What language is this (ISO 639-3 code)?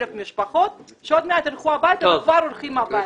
heb